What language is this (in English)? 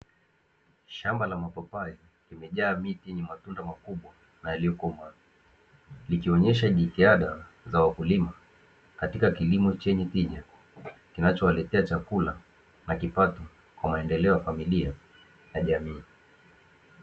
Swahili